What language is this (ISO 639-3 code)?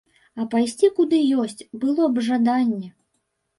bel